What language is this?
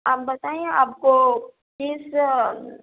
Urdu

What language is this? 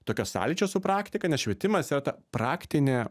Lithuanian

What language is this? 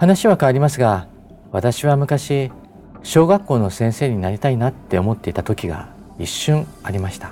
Japanese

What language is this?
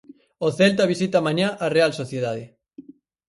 Galician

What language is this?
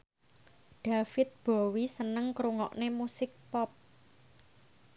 Javanese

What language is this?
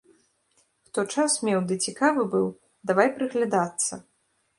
Belarusian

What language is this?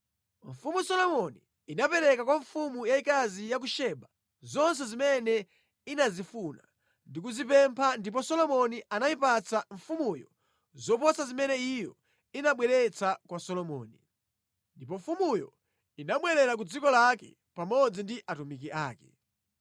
Nyanja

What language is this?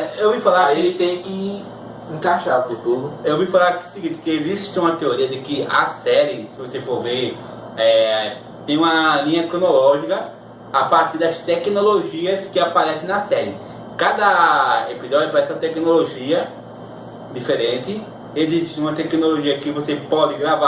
Portuguese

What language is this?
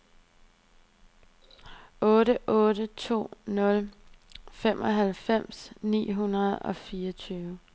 Danish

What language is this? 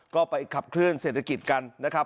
Thai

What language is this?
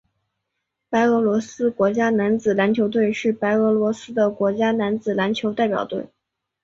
Chinese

